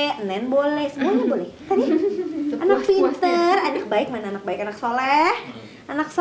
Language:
Indonesian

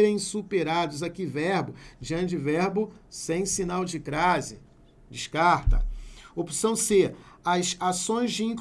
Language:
Portuguese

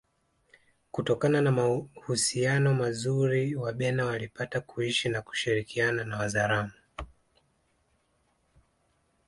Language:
Swahili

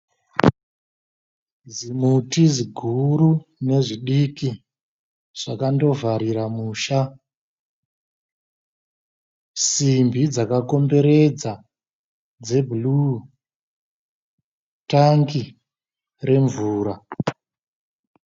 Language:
Shona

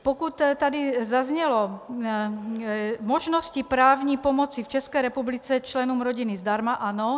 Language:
Czech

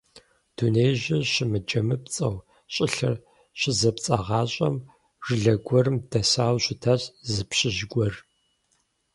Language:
Kabardian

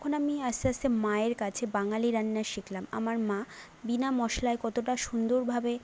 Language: Bangla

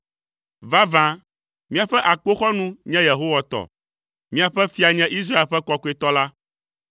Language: Ewe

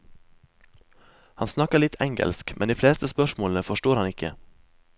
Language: Norwegian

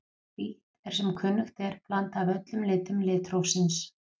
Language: Icelandic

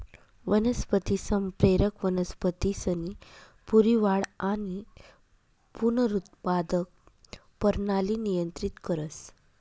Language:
Marathi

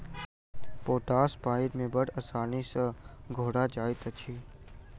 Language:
Maithili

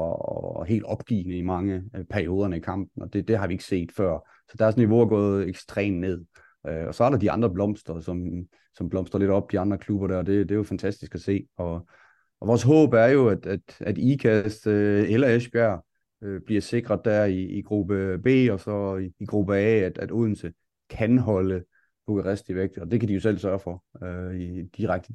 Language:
Danish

